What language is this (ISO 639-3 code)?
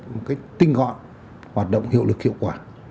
vie